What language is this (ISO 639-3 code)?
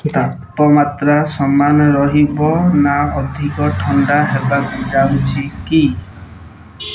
ori